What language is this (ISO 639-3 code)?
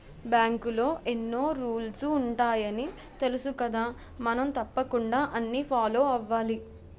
tel